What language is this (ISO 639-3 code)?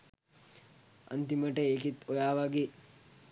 sin